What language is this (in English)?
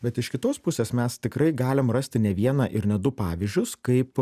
Lithuanian